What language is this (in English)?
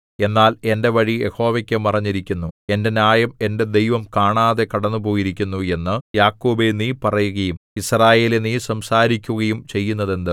Malayalam